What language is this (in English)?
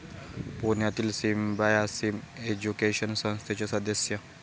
Marathi